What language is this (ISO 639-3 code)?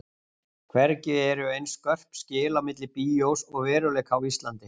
isl